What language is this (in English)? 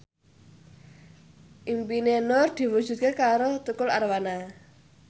Javanese